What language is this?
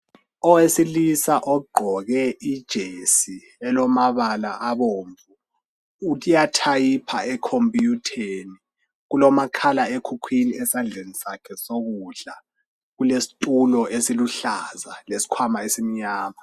North Ndebele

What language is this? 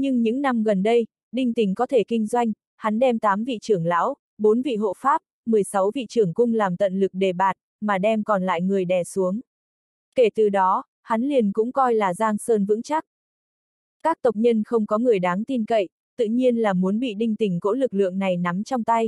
Vietnamese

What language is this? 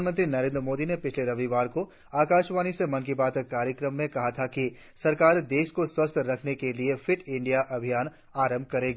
Hindi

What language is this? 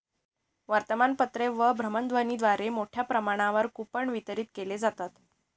Marathi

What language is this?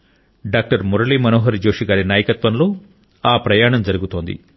Telugu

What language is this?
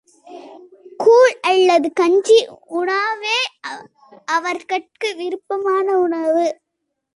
Tamil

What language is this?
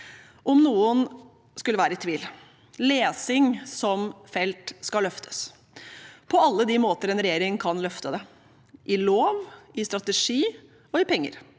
Norwegian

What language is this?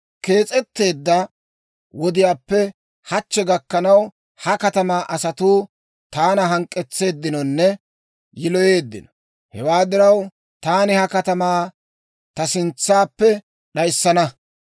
Dawro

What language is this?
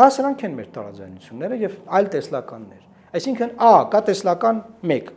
Romanian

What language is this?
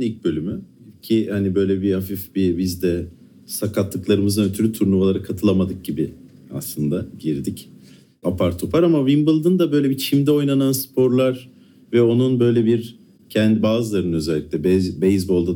Turkish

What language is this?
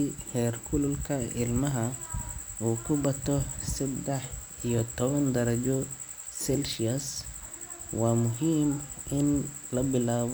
Somali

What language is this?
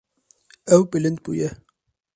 Kurdish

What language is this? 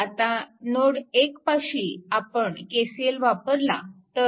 Marathi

